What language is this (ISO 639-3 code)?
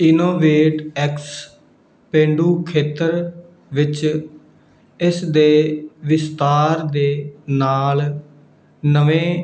pan